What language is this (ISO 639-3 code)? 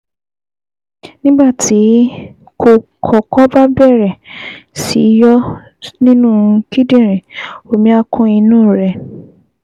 yor